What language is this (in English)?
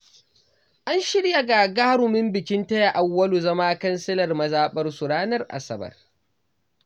Hausa